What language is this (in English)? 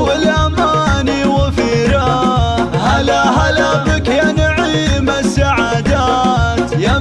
Arabic